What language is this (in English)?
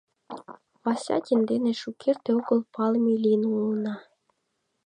Mari